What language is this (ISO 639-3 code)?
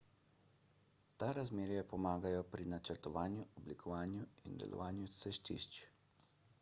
slv